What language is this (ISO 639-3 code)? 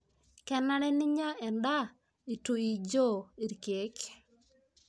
mas